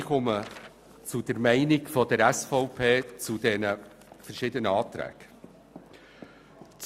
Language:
Swiss German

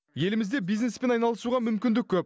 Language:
Kazakh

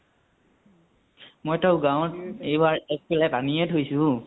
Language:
Assamese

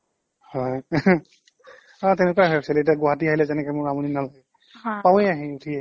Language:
Assamese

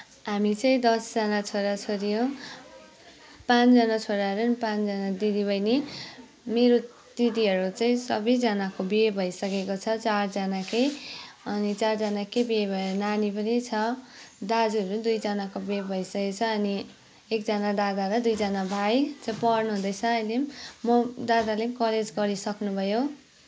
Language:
Nepali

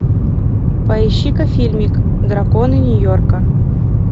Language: Russian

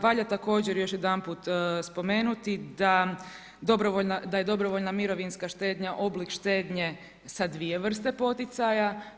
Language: Croatian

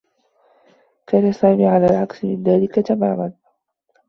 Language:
Arabic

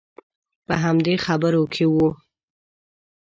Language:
Pashto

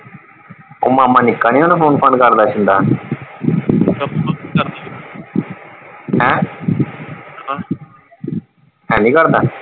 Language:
Punjabi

